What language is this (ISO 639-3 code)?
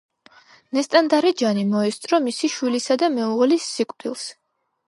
kat